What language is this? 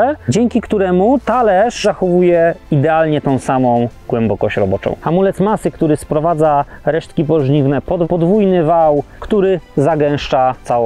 Polish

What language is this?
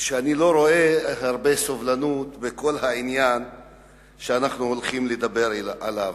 Hebrew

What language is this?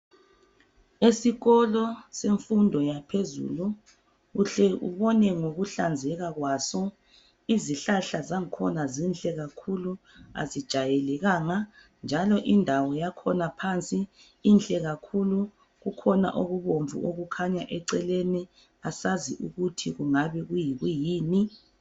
North Ndebele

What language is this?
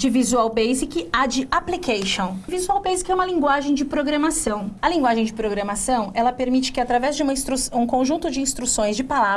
Portuguese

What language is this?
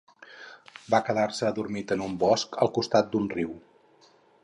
Catalan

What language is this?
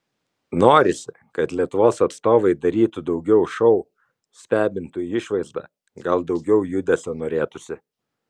Lithuanian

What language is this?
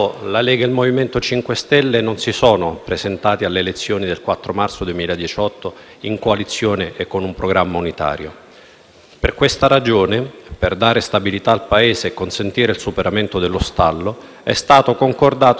Italian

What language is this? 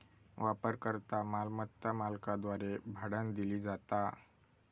Marathi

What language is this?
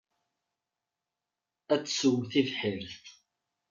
Kabyle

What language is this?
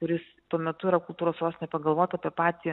Lithuanian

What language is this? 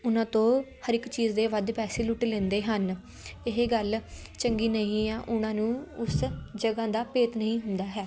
Punjabi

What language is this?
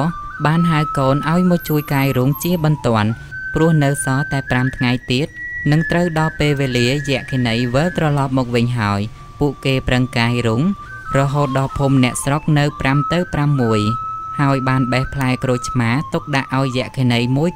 Thai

